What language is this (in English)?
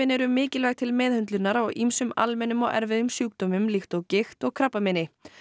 Icelandic